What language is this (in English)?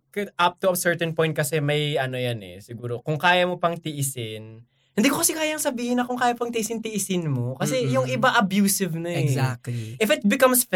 Filipino